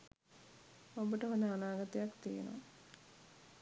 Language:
Sinhala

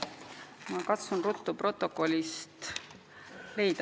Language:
Estonian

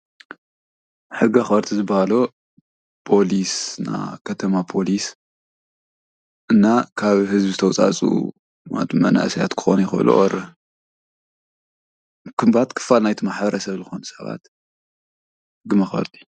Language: Tigrinya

